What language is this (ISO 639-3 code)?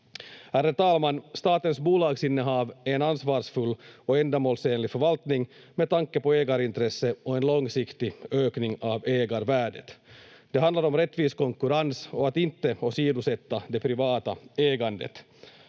fin